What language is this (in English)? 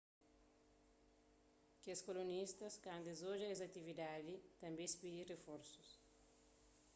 Kabuverdianu